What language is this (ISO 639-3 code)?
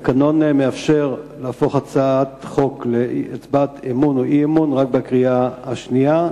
heb